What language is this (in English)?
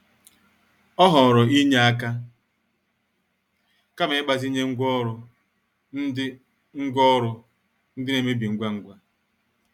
Igbo